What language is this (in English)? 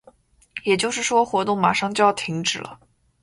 Chinese